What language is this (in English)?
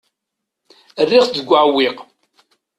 Kabyle